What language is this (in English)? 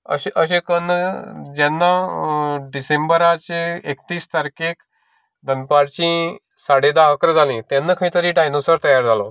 Konkani